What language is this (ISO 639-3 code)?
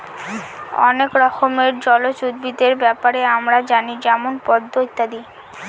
ben